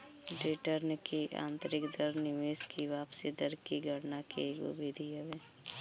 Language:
Bhojpuri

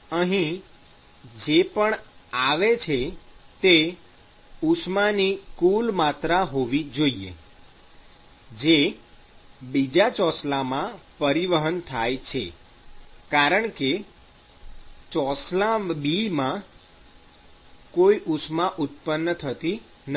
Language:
Gujarati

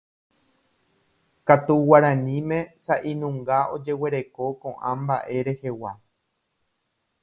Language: Guarani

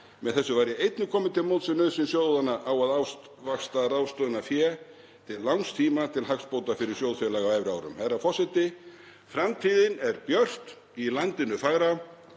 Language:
Icelandic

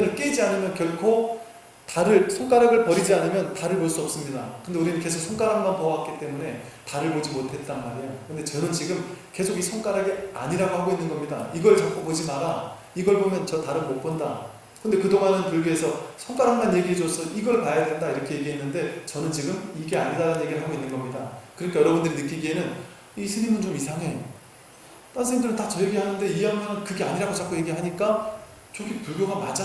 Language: Korean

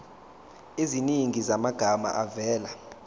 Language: Zulu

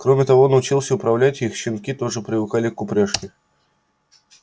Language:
Russian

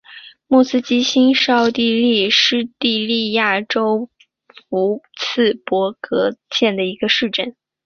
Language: Chinese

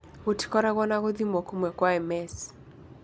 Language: Kikuyu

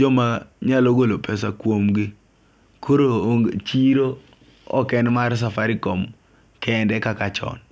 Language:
Luo (Kenya and Tanzania)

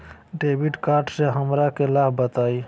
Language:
Magahi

